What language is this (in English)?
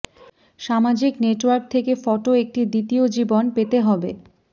Bangla